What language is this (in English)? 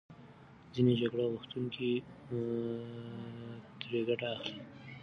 Pashto